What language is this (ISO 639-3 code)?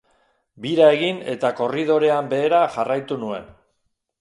eus